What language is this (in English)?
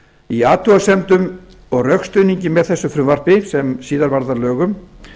Icelandic